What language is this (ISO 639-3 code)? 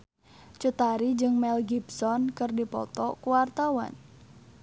sun